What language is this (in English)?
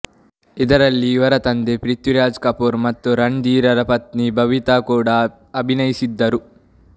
Kannada